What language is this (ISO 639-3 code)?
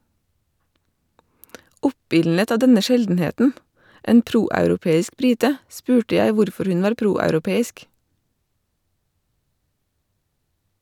nor